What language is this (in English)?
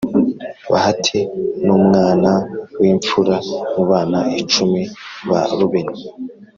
Kinyarwanda